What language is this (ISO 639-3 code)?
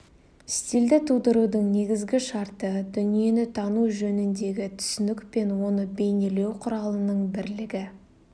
kaz